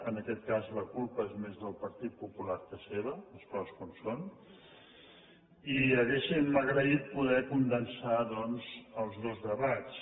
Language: Catalan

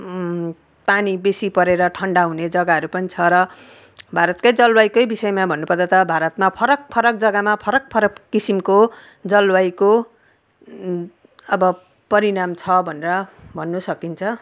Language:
Nepali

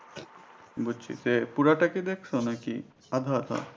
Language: Bangla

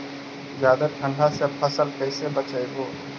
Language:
Magahi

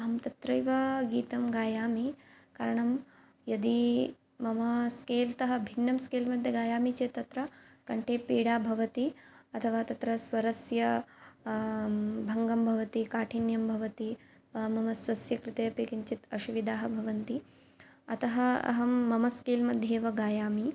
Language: Sanskrit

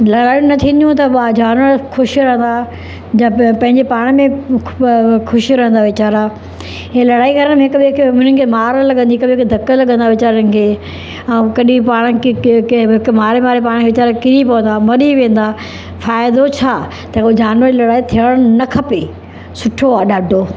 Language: Sindhi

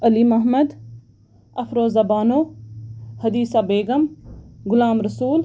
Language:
Kashmiri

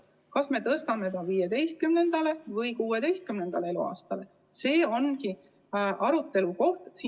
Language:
Estonian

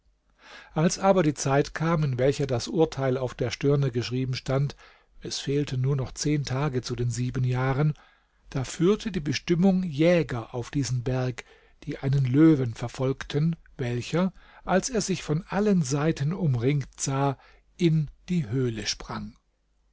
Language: German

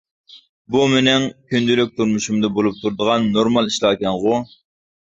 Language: Uyghur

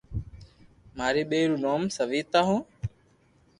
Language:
Loarki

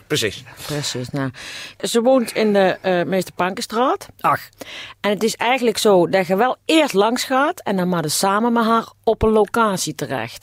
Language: Dutch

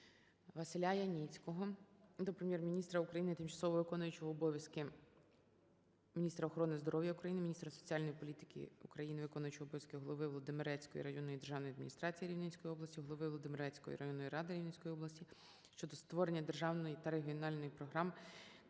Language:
Ukrainian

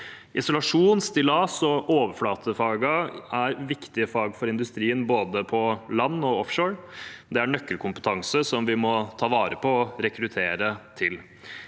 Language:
Norwegian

